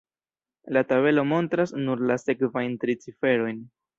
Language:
Esperanto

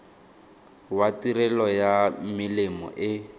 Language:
Tswana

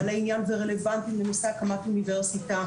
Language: Hebrew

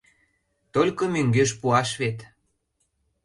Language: Mari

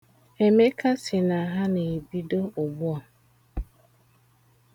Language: Igbo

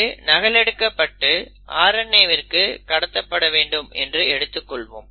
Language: Tamil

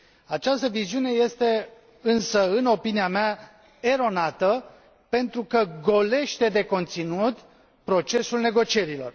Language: Romanian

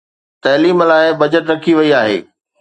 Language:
Sindhi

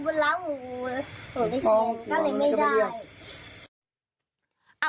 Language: Thai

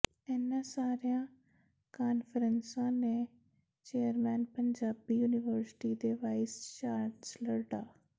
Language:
Punjabi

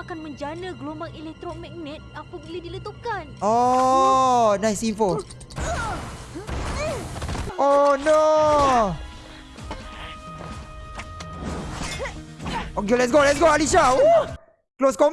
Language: Malay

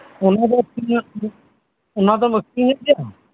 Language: Santali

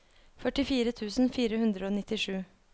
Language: Norwegian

